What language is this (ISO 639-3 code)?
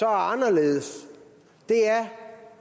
dan